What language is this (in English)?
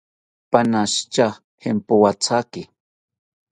South Ucayali Ashéninka